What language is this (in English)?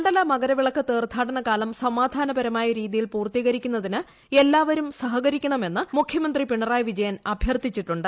Malayalam